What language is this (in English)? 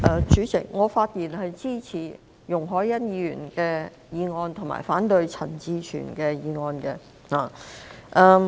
Cantonese